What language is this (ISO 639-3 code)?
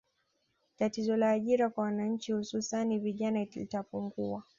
swa